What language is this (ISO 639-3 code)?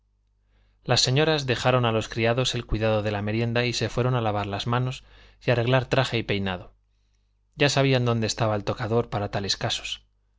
spa